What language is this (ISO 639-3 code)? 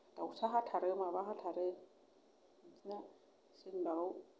brx